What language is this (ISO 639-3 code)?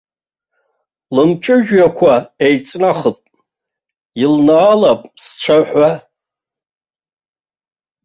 abk